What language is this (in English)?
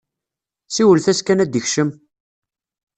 Kabyle